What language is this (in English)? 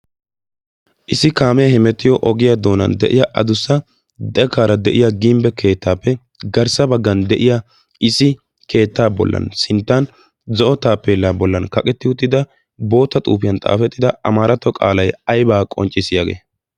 Wolaytta